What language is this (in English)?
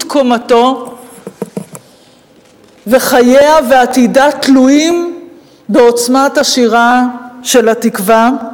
Hebrew